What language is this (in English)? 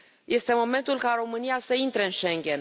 Romanian